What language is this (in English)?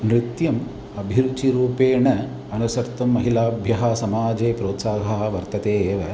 Sanskrit